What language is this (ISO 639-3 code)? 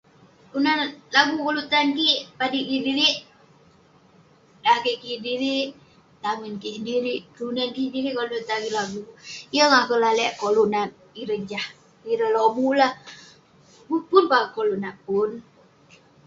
pne